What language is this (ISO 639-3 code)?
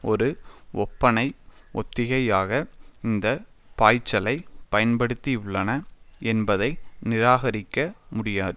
tam